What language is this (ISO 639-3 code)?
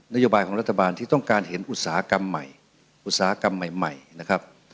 tha